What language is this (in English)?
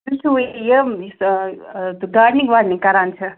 Kashmiri